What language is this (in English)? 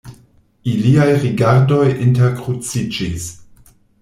Esperanto